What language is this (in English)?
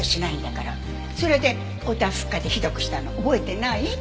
Japanese